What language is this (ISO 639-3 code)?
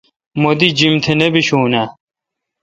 xka